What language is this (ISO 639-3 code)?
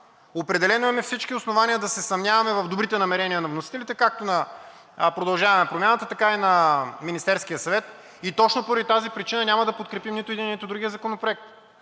bul